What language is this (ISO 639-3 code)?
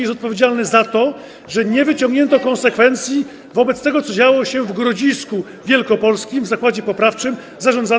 pol